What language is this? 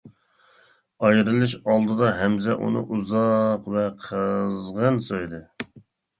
Uyghur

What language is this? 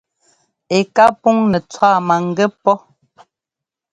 Ngomba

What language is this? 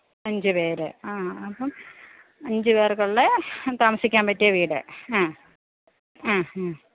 Malayalam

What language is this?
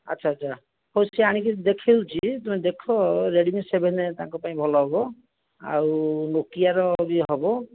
Odia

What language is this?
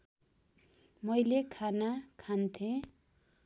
Nepali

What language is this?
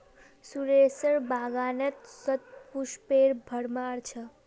Magahi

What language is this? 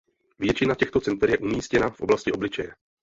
Czech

